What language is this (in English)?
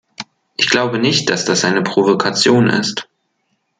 German